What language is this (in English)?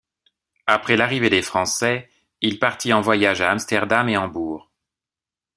French